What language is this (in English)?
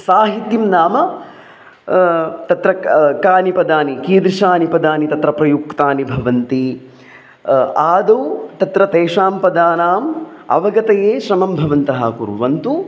Sanskrit